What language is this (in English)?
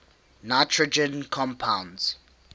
English